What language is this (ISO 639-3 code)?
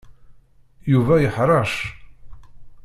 kab